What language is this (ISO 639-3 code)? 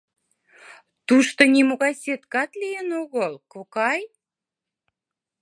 chm